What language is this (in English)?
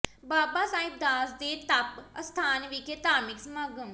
Punjabi